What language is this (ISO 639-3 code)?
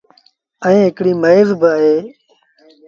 sbn